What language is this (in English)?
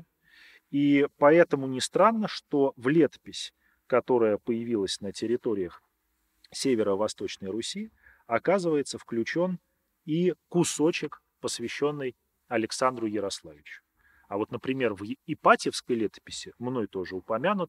Russian